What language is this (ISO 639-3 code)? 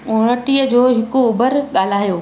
snd